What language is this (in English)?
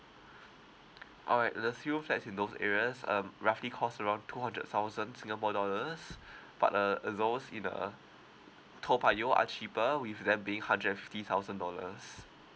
English